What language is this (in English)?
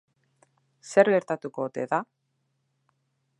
Basque